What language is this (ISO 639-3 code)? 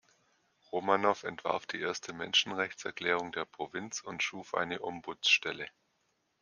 deu